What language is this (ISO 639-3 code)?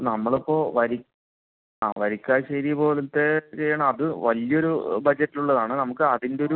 mal